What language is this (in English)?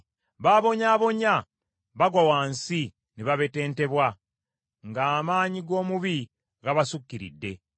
Ganda